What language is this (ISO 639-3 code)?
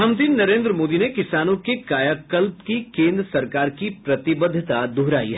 hin